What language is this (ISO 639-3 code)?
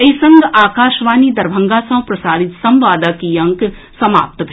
mai